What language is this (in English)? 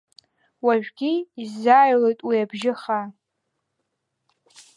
Abkhazian